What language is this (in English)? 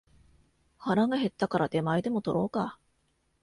Japanese